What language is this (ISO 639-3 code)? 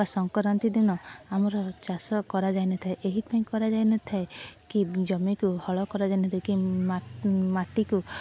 ori